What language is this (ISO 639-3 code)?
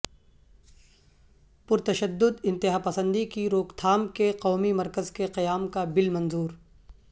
urd